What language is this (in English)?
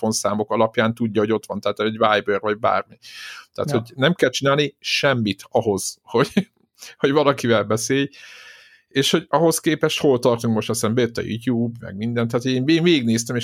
Hungarian